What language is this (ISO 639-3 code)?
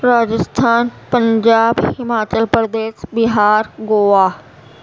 urd